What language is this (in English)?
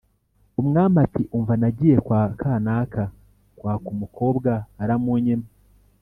Kinyarwanda